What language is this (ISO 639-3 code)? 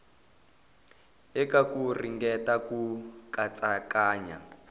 tso